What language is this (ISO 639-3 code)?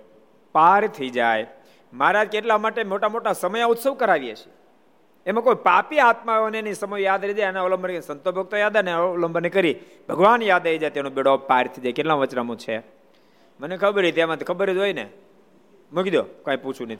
guj